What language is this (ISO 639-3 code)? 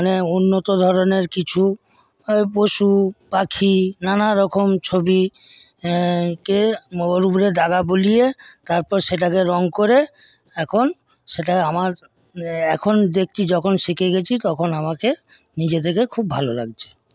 ben